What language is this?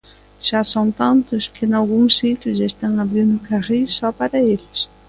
Galician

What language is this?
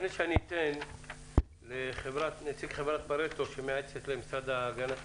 Hebrew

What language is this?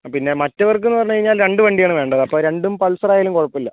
Malayalam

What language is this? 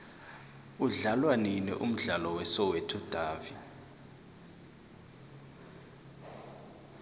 South Ndebele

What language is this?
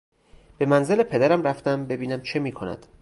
Persian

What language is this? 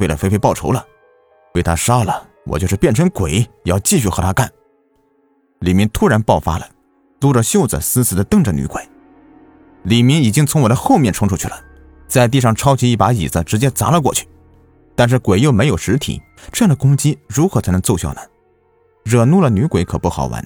Chinese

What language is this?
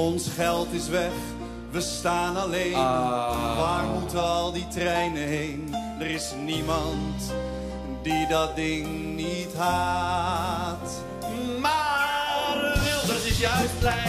Dutch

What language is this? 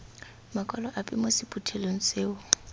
Tswana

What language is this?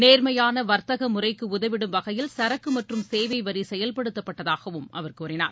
Tamil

